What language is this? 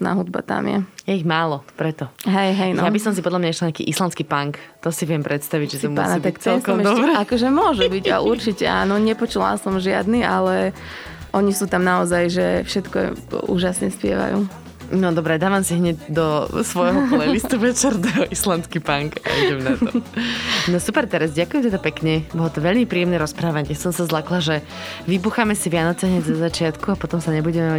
Slovak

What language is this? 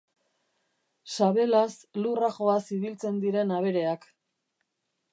Basque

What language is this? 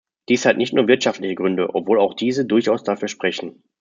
German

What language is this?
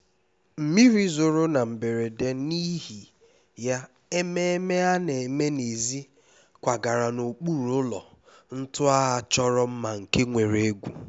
Igbo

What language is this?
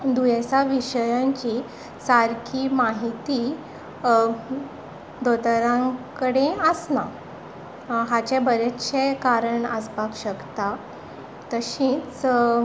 Konkani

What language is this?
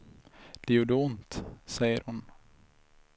Swedish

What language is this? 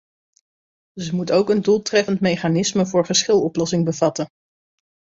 Dutch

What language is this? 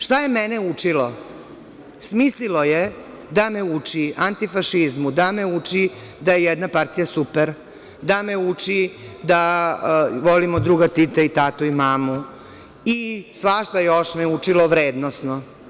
Serbian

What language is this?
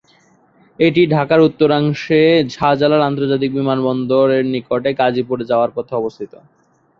Bangla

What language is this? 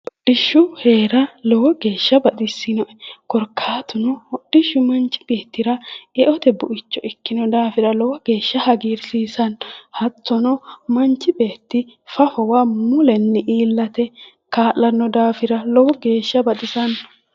Sidamo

